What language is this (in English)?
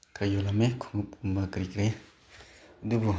Manipuri